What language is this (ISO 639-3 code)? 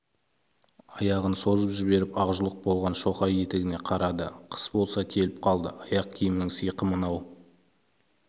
kaz